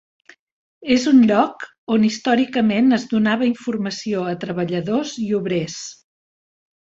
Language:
Catalan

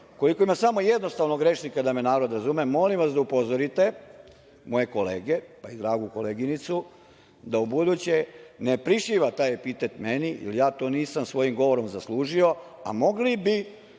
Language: Serbian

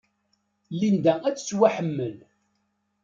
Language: Kabyle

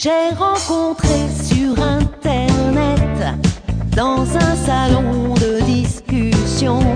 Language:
French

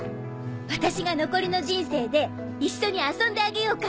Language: Japanese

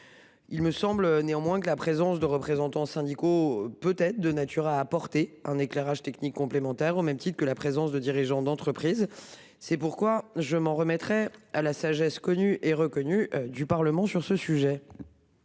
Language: French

